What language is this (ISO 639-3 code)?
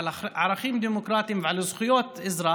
heb